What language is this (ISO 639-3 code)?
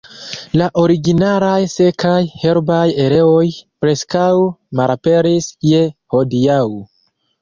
epo